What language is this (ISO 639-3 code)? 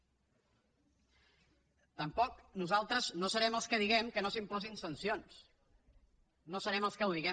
cat